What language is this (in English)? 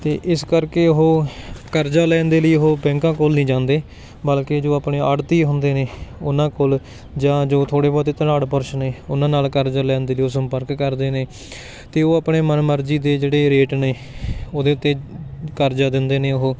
Punjabi